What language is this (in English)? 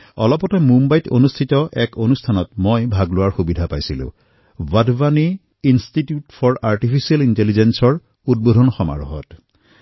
Assamese